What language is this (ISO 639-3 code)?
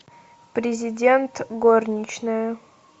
rus